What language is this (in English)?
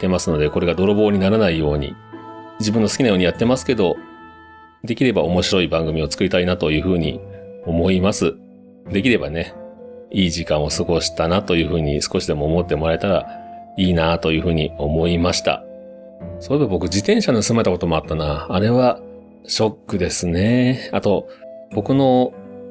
Japanese